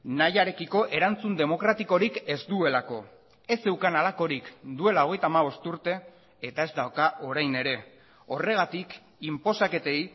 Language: Basque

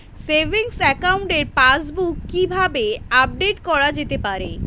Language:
Bangla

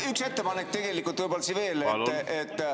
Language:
Estonian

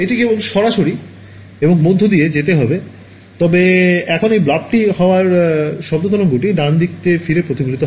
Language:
Bangla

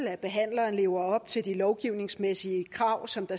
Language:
Danish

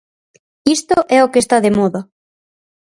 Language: Galician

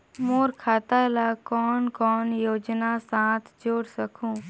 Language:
Chhattisgarhi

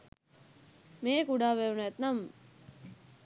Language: Sinhala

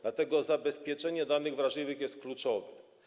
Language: Polish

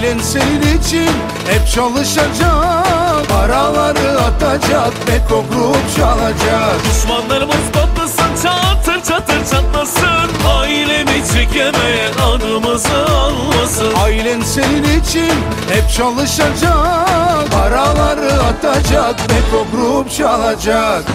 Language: Turkish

